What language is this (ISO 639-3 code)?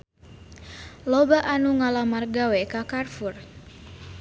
sun